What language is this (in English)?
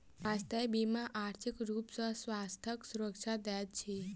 Maithili